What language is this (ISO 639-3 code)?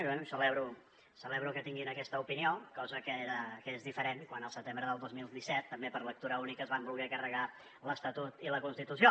cat